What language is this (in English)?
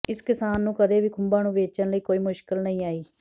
Punjabi